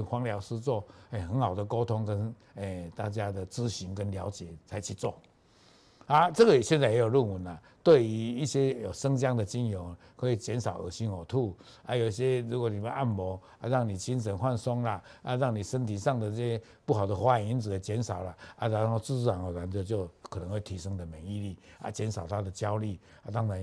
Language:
Chinese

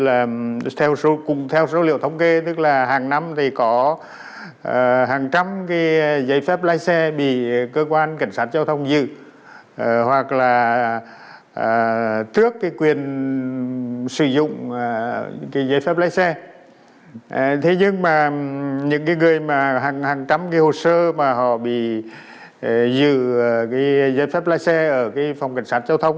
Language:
Vietnamese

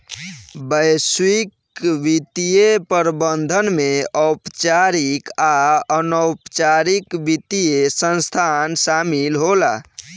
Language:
Bhojpuri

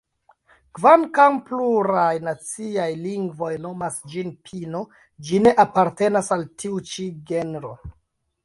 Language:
Esperanto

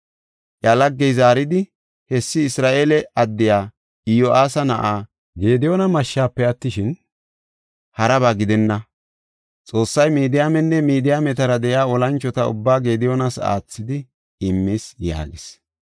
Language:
Gofa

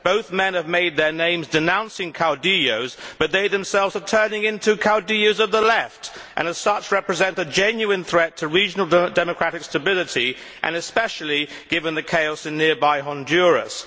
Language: English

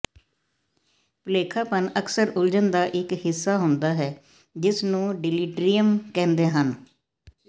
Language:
Punjabi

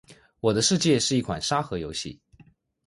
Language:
Chinese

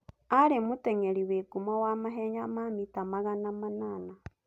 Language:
Kikuyu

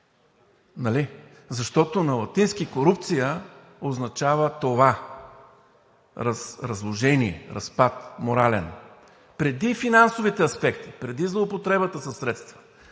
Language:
Bulgarian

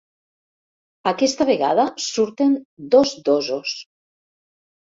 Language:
Catalan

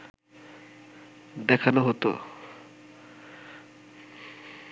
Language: Bangla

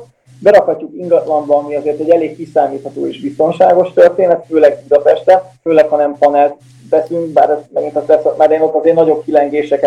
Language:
Hungarian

